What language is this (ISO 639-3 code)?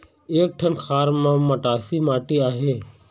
hne